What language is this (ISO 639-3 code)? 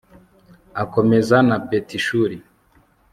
kin